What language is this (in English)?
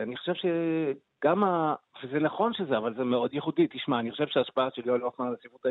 Hebrew